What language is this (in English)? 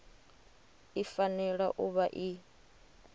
Venda